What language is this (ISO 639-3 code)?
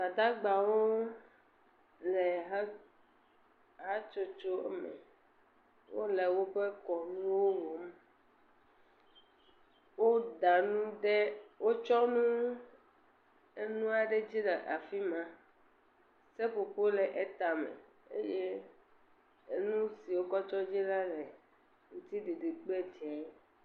ewe